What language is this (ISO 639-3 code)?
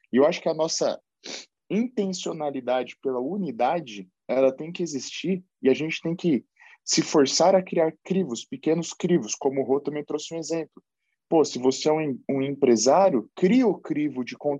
por